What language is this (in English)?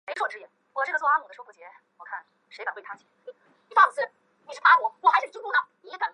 Chinese